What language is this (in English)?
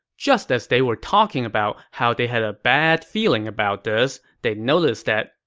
English